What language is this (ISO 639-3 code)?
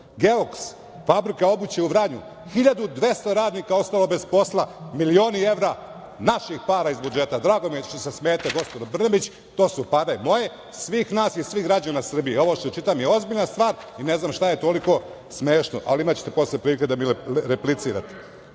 srp